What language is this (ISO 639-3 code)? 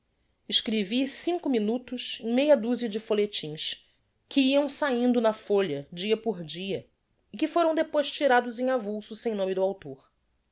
por